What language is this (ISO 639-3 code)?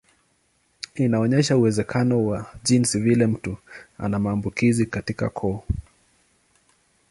swa